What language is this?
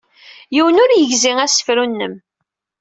Kabyle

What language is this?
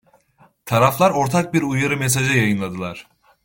Turkish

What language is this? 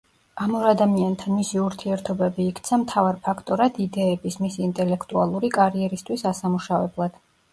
Georgian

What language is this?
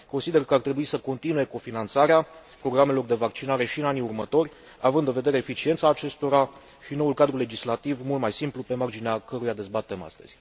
Romanian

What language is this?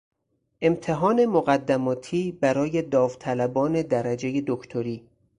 Persian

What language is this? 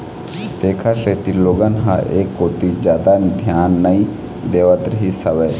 Chhattisgarhi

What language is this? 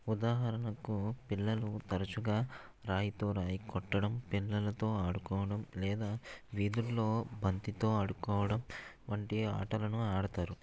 Telugu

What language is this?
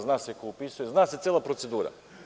Serbian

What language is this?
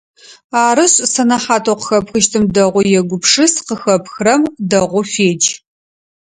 Adyghe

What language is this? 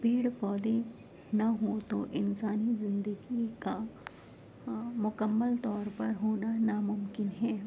Urdu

